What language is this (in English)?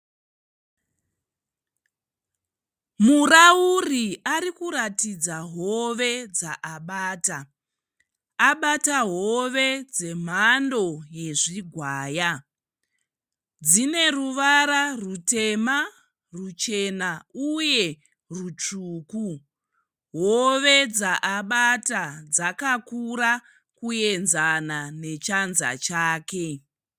Shona